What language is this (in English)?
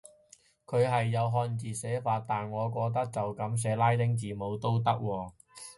Cantonese